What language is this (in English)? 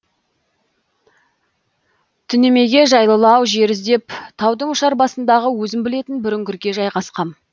Kazakh